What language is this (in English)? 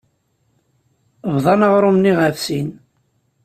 Kabyle